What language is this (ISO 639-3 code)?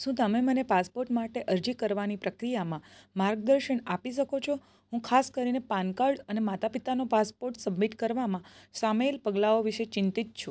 guj